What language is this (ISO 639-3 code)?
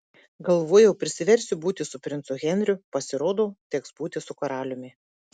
lit